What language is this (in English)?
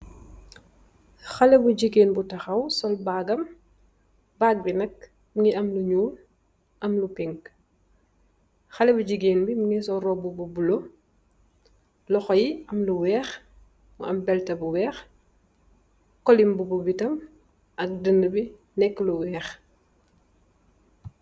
Wolof